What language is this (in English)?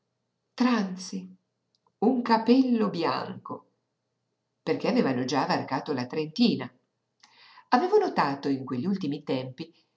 Italian